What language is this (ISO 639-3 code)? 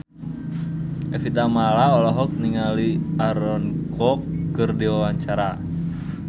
sun